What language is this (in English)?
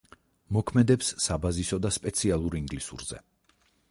Georgian